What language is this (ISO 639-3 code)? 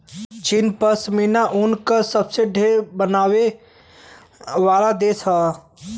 bho